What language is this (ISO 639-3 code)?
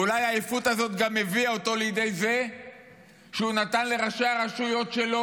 heb